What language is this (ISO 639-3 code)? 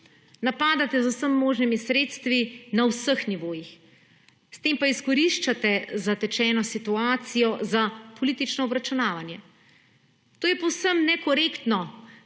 slv